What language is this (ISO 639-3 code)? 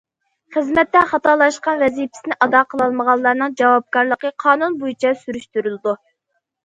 uig